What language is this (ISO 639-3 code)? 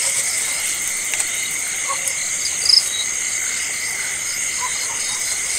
vie